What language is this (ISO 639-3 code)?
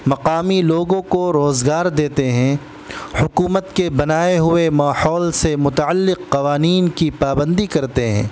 urd